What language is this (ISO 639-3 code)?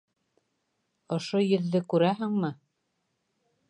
bak